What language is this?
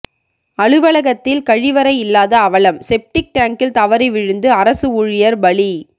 Tamil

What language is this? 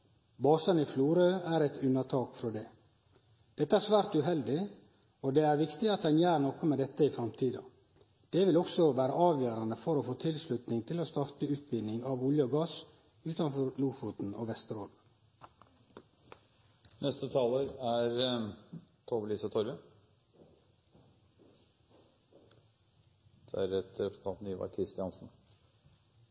Norwegian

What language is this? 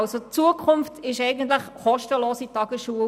Swiss German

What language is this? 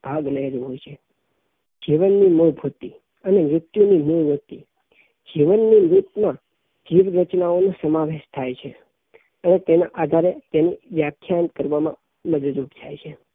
Gujarati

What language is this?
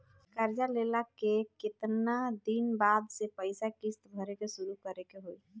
Bhojpuri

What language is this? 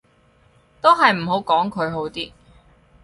Cantonese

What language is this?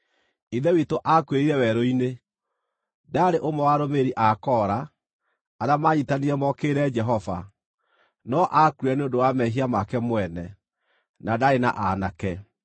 Kikuyu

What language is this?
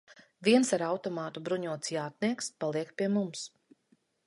Latvian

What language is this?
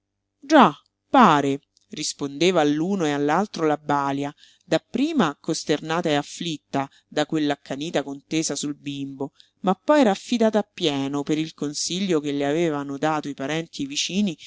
Italian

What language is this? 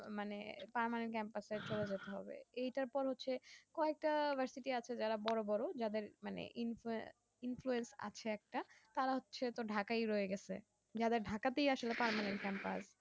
Bangla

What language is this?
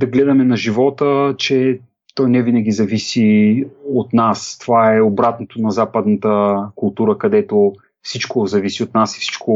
Bulgarian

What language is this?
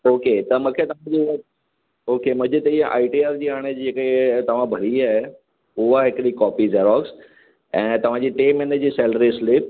Sindhi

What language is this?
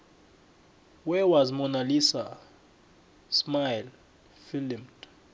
South Ndebele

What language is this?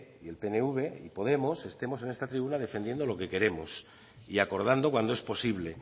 Spanish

